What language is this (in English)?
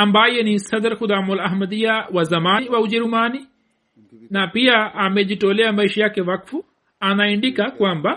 Swahili